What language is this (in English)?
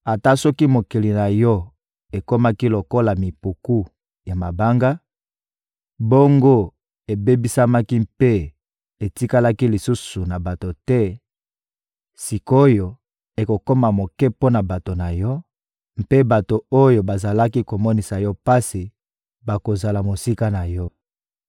Lingala